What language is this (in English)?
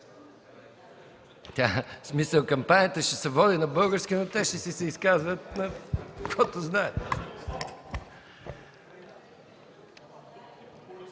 Bulgarian